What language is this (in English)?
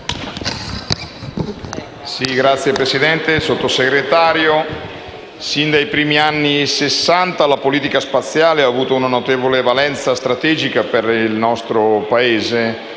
Italian